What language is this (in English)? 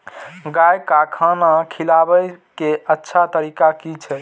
Maithili